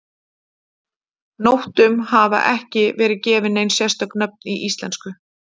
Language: Icelandic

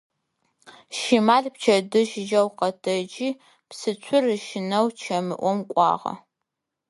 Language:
Adyghe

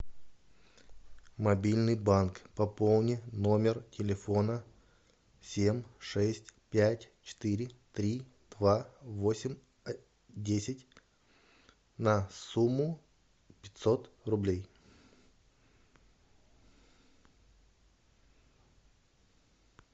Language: Russian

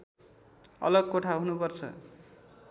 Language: Nepali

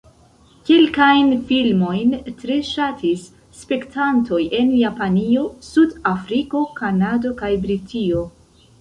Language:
Esperanto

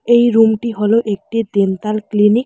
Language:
Bangla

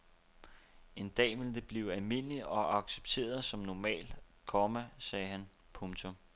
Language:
Danish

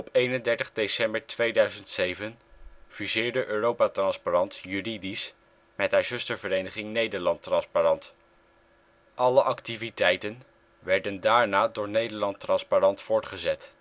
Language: Dutch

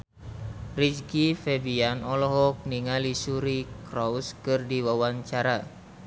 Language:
Sundanese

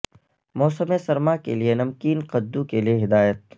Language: Urdu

